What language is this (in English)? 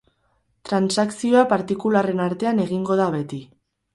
Basque